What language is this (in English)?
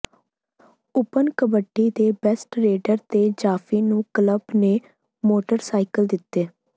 Punjabi